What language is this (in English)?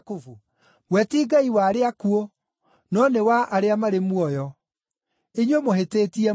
Kikuyu